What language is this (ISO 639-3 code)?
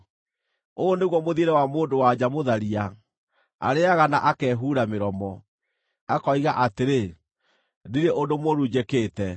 kik